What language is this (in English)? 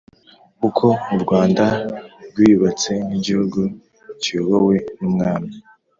Kinyarwanda